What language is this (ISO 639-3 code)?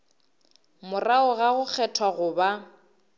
nso